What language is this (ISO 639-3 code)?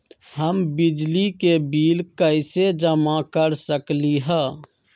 mag